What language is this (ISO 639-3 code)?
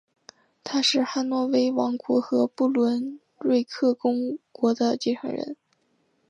zho